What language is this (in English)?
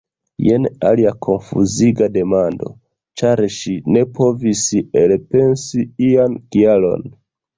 Esperanto